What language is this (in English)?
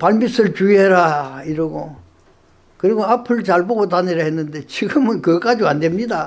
Korean